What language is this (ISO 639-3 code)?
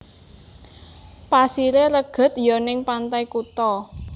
jav